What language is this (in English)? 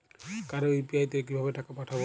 Bangla